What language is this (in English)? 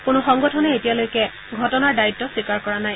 Assamese